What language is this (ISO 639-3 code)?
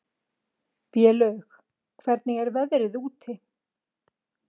isl